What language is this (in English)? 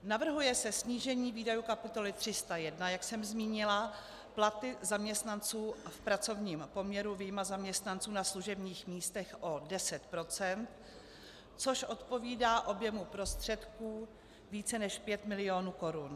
Czech